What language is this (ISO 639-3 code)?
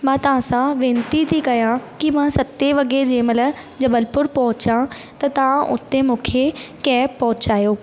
snd